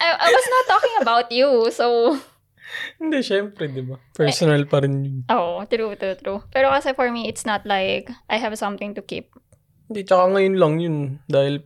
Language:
Filipino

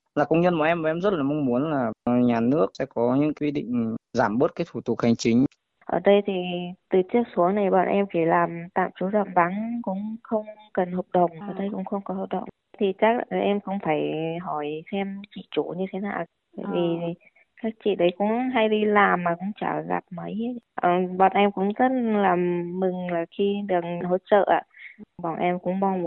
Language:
Vietnamese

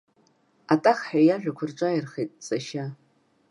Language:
Abkhazian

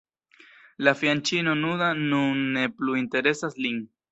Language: Esperanto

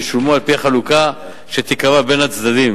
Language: Hebrew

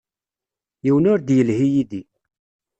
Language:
Kabyle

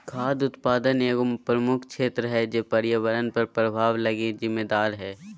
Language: Magahi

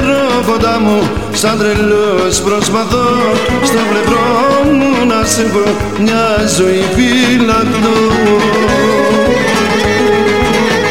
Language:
Greek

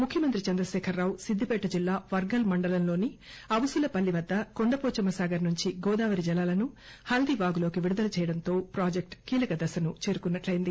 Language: Telugu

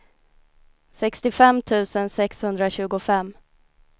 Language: Swedish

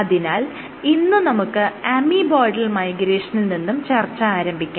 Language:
Malayalam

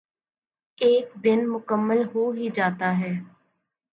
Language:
Urdu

